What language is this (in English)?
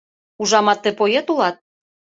Mari